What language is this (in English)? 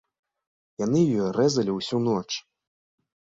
Belarusian